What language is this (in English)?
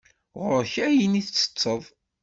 Kabyle